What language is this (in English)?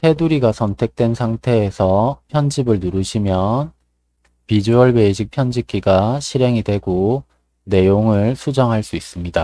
Korean